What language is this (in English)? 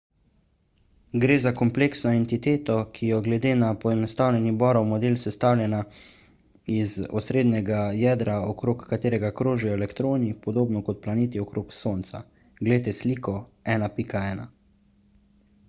Slovenian